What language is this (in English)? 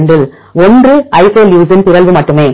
Tamil